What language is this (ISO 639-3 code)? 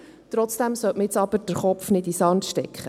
gsw